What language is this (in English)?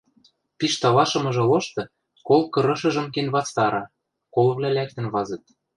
Western Mari